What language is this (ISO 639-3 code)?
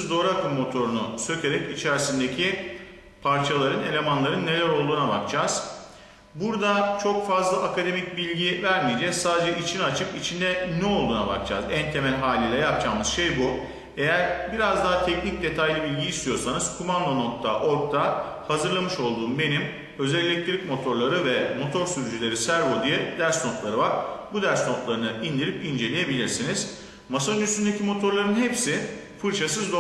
tur